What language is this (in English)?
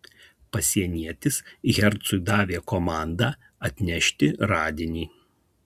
Lithuanian